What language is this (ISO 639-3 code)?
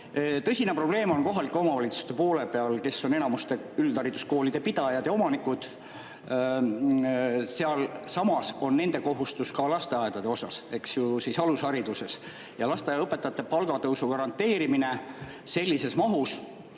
est